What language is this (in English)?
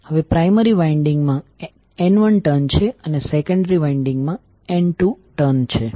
Gujarati